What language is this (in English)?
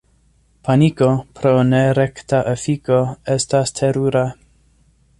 Esperanto